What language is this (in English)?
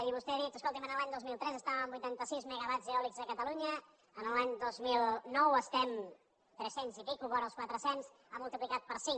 Catalan